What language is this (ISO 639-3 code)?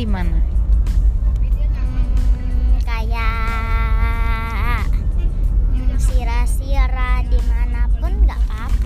ind